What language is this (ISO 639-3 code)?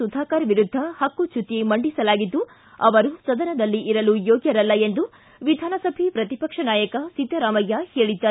kan